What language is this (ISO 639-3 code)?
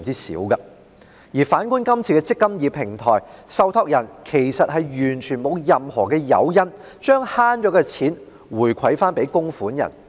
yue